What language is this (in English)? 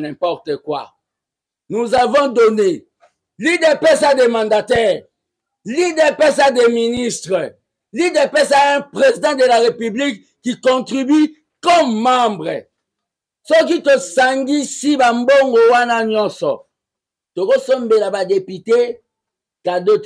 French